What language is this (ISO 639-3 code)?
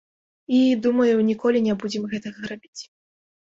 bel